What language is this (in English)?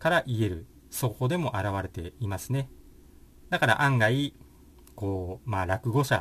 Japanese